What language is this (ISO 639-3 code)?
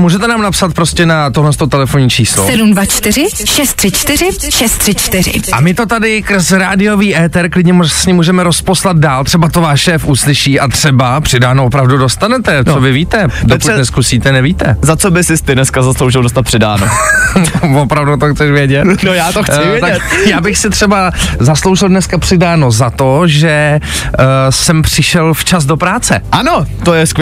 ces